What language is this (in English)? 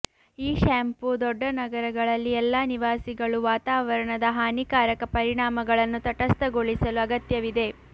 Kannada